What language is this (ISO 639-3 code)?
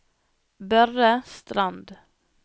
nor